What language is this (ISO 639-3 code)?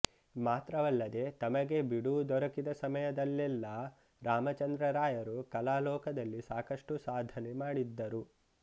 kan